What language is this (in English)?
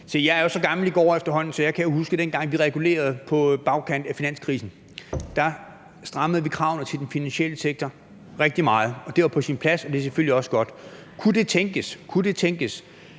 Danish